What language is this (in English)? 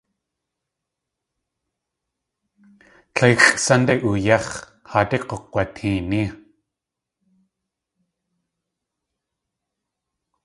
Tlingit